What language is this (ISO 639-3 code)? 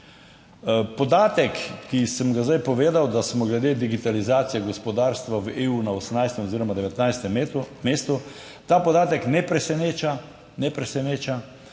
slv